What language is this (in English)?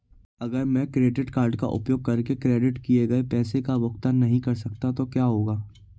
Hindi